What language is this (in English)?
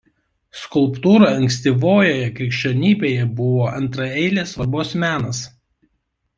Lithuanian